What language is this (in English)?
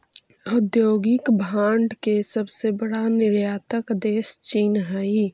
Magahi